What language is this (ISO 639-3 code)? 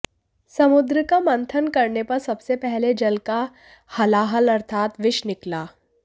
hin